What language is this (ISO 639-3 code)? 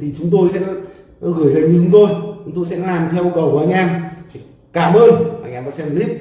vie